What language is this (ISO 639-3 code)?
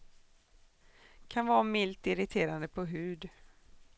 swe